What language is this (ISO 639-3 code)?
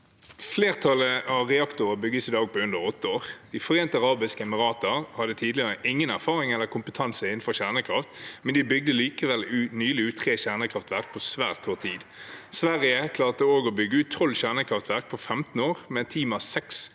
nor